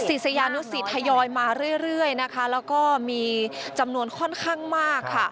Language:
Thai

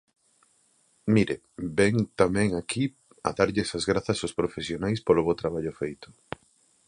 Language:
Galician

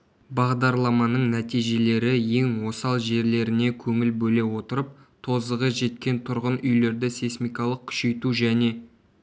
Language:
Kazakh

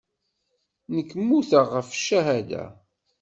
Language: Kabyle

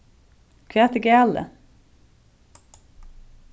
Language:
Faroese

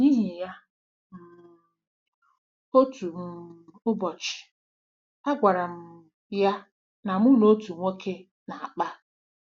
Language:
Igbo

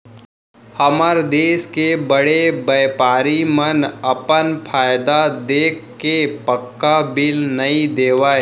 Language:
Chhattisgarhi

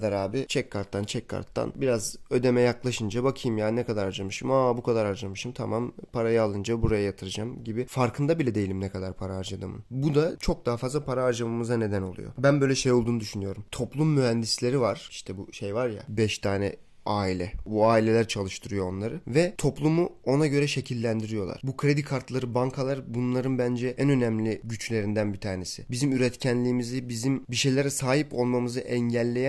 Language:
Turkish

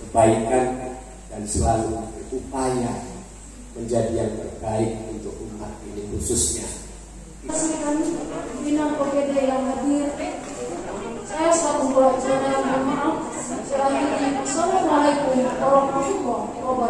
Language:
Indonesian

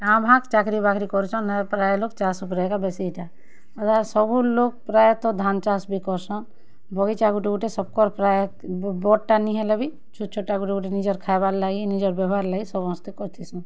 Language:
Odia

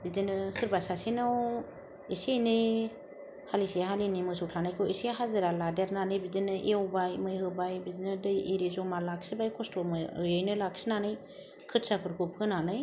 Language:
Bodo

